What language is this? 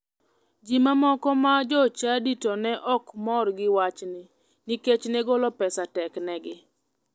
Luo (Kenya and Tanzania)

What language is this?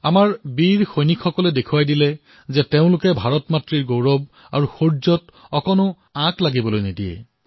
Assamese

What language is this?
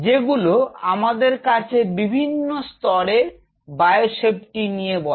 Bangla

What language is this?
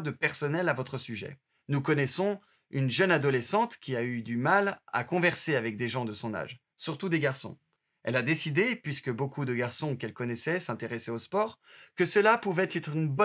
French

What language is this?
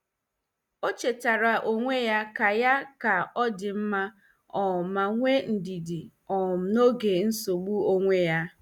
Igbo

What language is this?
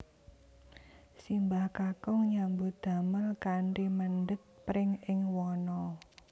Javanese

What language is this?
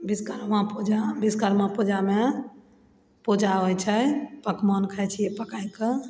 Maithili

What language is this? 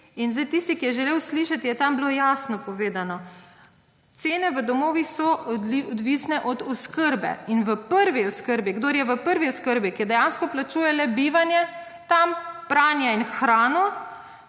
Slovenian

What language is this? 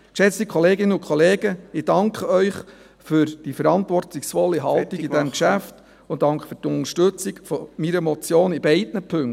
Swiss German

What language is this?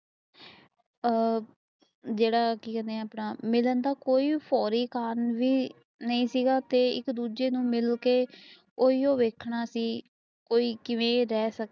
Punjabi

